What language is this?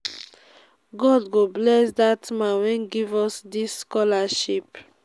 Nigerian Pidgin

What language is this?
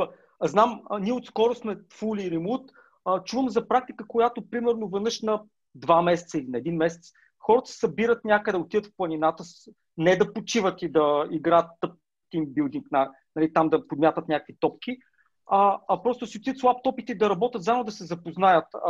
Bulgarian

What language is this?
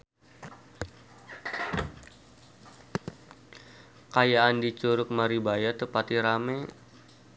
Sundanese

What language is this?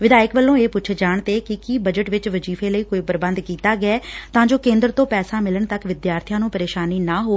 Punjabi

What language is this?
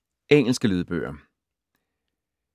Danish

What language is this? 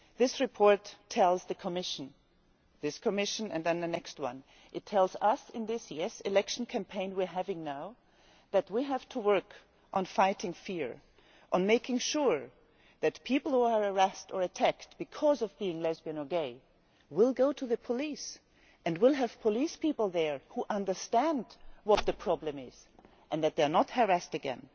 English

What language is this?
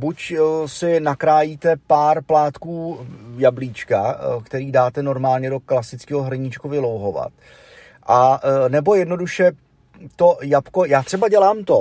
Czech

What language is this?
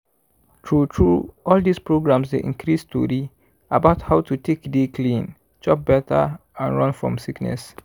Nigerian Pidgin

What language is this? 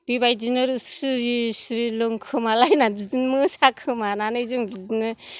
Bodo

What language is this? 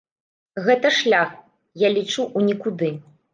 Belarusian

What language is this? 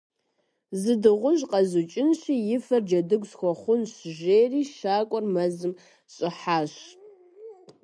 Kabardian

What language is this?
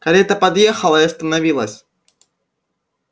Russian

